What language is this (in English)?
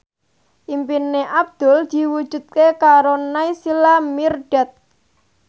Javanese